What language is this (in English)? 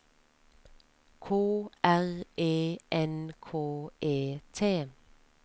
Norwegian